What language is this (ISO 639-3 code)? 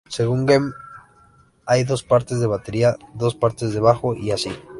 spa